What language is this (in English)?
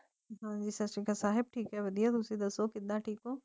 Punjabi